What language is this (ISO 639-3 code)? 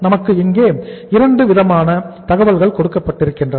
tam